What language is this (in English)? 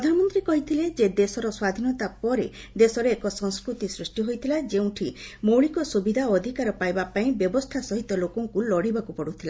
Odia